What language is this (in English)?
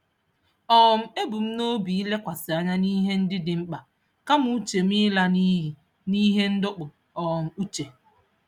Igbo